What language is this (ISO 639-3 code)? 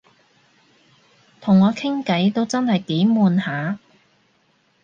yue